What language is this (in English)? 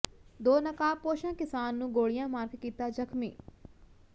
Punjabi